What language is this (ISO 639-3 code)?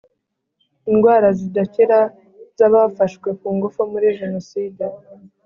kin